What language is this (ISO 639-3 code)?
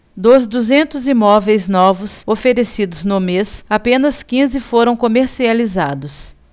por